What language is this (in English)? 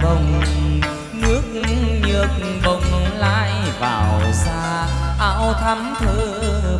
Vietnamese